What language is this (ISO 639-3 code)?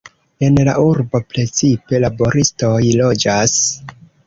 epo